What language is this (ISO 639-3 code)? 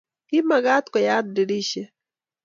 kln